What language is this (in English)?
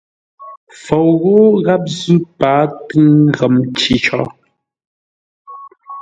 Ngombale